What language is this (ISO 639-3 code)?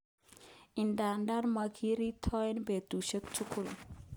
kln